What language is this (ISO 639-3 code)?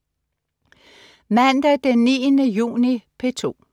dan